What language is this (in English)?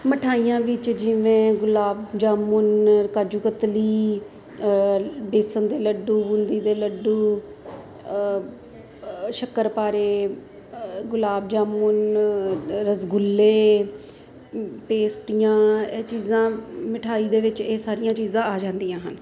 Punjabi